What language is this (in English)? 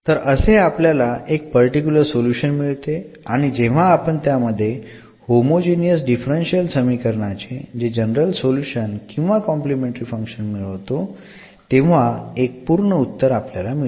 Marathi